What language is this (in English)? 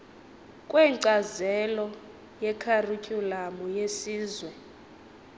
Xhosa